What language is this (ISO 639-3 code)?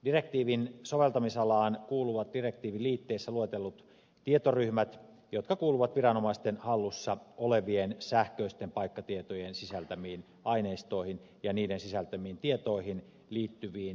fin